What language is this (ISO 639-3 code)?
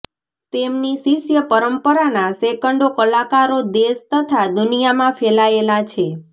guj